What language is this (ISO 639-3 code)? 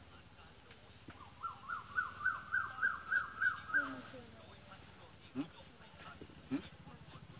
tha